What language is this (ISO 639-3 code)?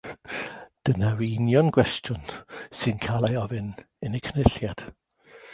cym